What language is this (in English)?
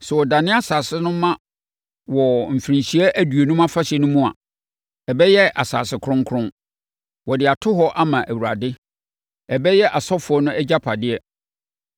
Akan